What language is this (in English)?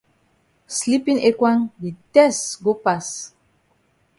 Cameroon Pidgin